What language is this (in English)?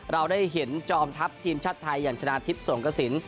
Thai